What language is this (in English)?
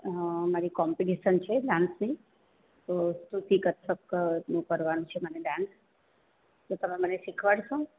Gujarati